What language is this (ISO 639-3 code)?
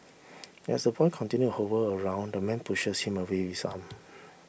eng